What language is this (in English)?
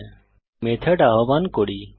Bangla